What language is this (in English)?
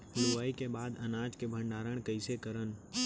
Chhattisgarhi